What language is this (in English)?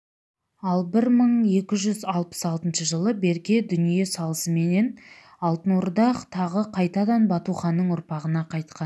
Kazakh